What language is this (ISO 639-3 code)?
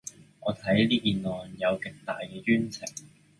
yue